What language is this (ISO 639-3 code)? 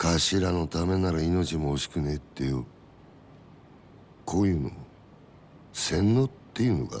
jpn